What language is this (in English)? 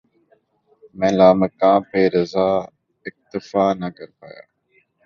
Urdu